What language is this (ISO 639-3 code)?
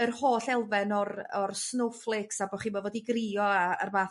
cym